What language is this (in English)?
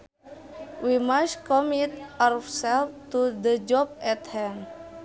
Sundanese